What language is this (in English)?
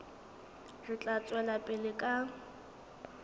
Southern Sotho